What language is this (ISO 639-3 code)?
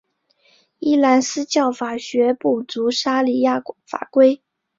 zho